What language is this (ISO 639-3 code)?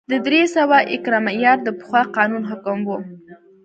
pus